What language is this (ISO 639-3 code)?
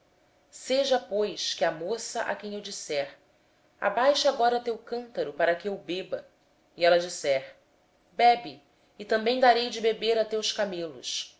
por